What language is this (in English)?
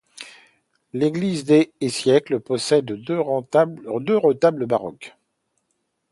French